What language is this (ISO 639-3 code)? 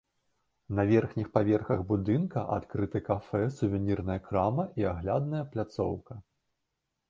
bel